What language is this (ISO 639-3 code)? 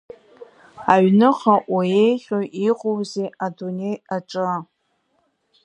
abk